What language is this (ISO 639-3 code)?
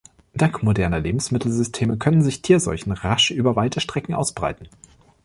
deu